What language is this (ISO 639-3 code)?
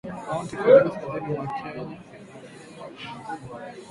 swa